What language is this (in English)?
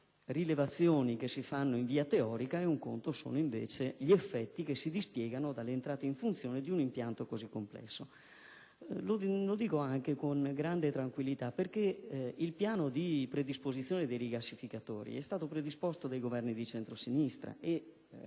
Italian